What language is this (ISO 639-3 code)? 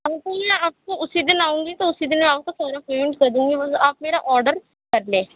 urd